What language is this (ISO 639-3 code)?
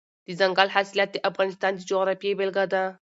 pus